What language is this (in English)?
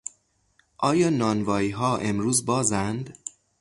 Persian